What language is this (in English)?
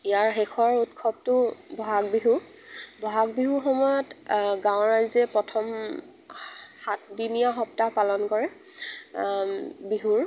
Assamese